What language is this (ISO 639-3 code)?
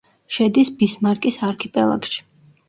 kat